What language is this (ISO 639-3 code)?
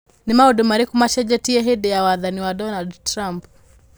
kik